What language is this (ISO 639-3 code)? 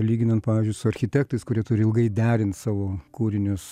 lit